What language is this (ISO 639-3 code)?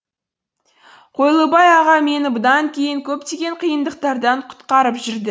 kaz